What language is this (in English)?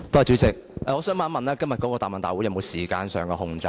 Cantonese